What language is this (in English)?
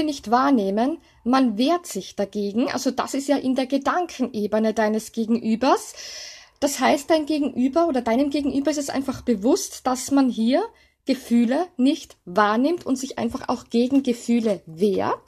German